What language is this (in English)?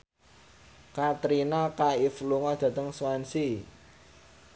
Javanese